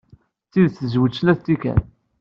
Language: Kabyle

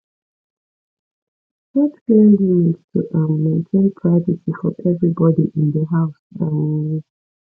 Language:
Nigerian Pidgin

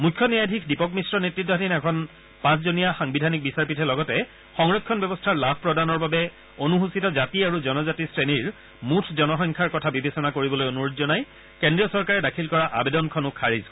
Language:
Assamese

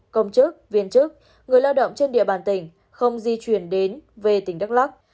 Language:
Vietnamese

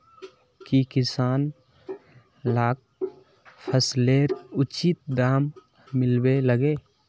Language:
Magahi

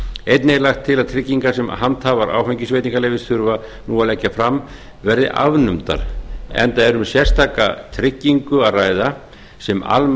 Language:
Icelandic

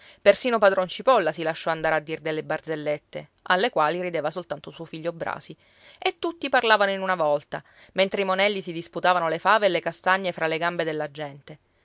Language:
Italian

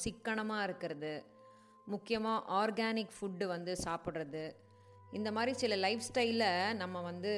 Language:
Tamil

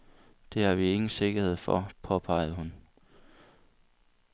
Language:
Danish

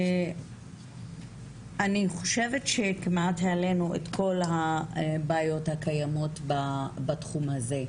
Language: Hebrew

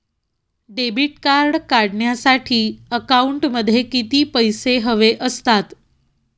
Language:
Marathi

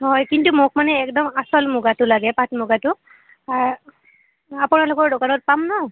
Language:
Assamese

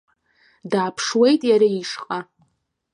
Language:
Abkhazian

